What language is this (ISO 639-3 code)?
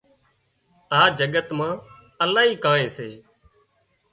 kxp